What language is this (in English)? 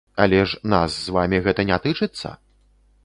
Belarusian